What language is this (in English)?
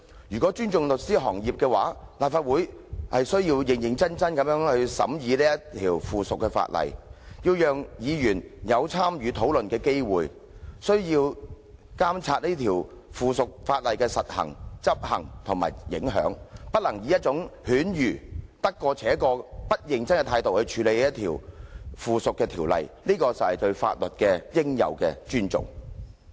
Cantonese